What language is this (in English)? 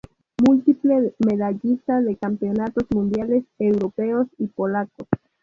Spanish